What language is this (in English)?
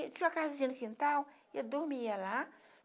Portuguese